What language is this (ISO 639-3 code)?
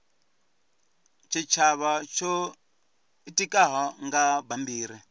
ven